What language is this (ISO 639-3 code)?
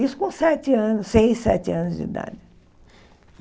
por